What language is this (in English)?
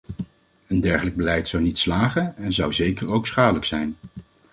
Dutch